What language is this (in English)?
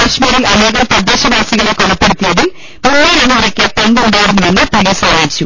Malayalam